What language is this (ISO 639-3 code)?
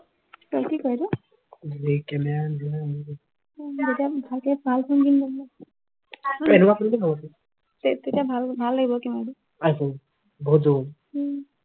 asm